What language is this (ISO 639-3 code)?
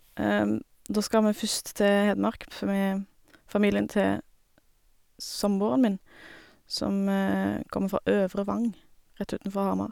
nor